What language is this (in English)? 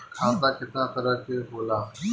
Bhojpuri